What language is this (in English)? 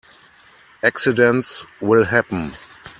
English